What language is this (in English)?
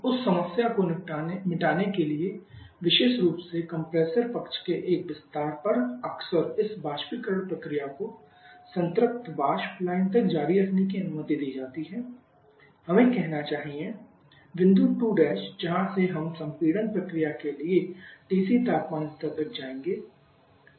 Hindi